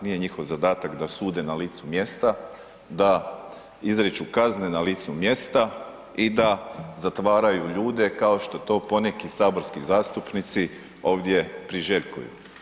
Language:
Croatian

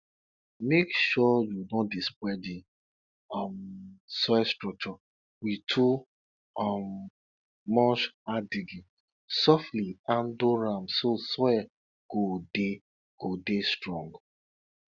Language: Nigerian Pidgin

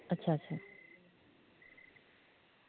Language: Dogri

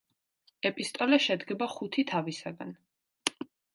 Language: Georgian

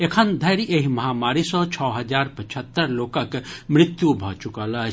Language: Maithili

